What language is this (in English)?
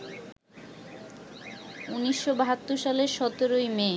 Bangla